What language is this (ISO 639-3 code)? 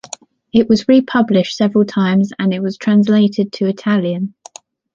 eng